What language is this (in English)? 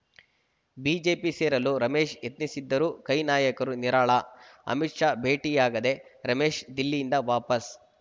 Kannada